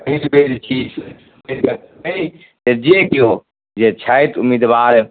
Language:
Maithili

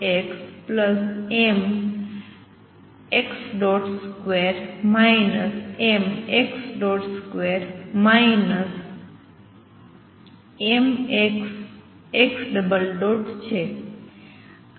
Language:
Gujarati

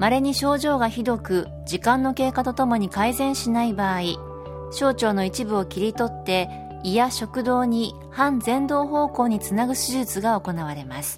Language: Japanese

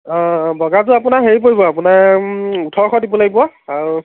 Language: Assamese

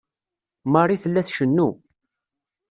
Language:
Kabyle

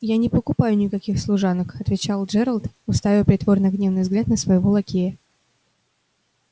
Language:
Russian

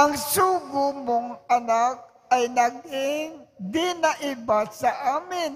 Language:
Filipino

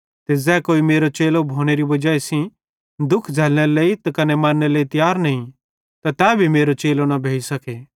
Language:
Bhadrawahi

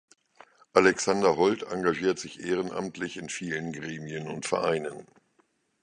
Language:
German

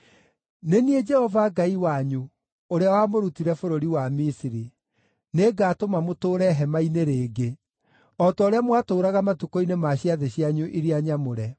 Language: Kikuyu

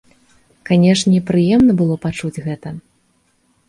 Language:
Belarusian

